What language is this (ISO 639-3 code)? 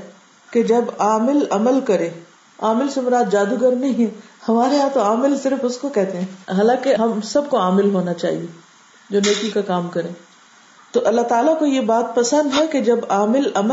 urd